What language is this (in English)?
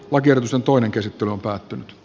Finnish